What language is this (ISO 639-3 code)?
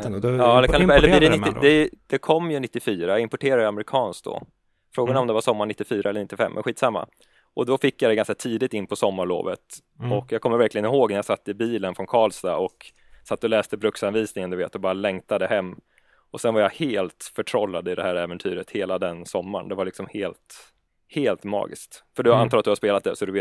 swe